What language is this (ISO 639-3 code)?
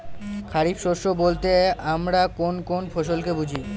ben